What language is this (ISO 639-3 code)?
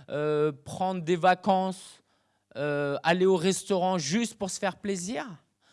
fra